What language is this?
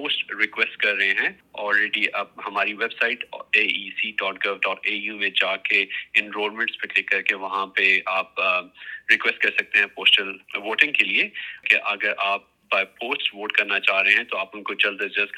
Urdu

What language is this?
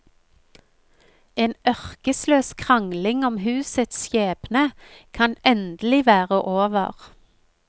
Norwegian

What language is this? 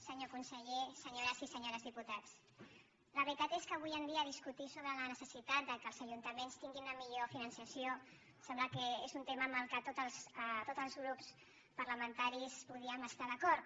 Catalan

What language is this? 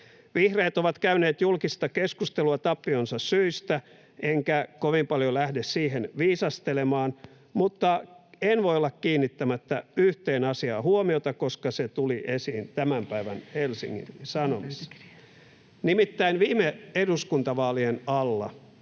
Finnish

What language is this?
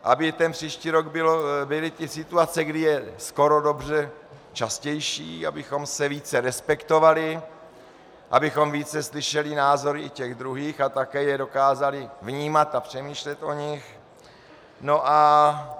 Czech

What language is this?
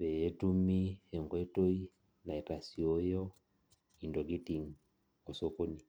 Masai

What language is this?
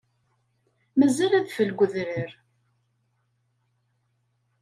Kabyle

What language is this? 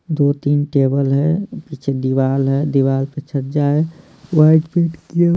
Hindi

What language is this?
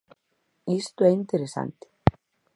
Galician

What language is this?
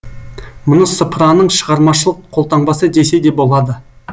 Kazakh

